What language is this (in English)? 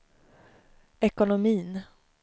Swedish